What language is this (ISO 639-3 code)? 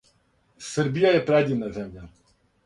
srp